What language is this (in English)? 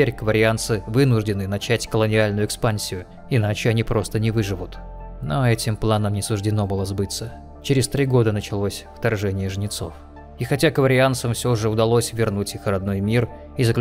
Russian